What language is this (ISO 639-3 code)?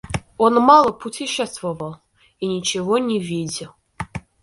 rus